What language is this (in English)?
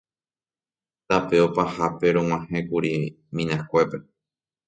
Guarani